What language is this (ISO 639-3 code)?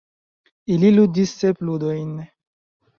epo